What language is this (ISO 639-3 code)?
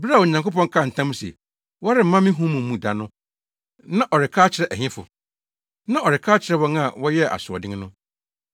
aka